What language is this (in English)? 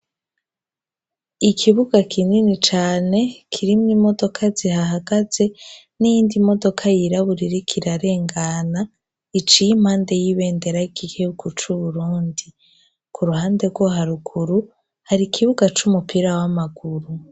Rundi